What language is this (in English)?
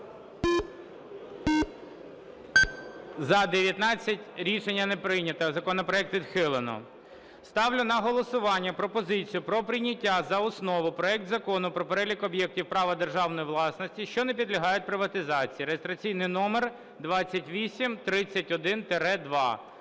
Ukrainian